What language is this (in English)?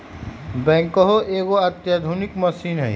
Magahi